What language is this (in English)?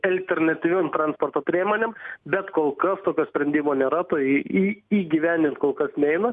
Lithuanian